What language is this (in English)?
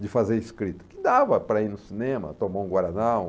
Portuguese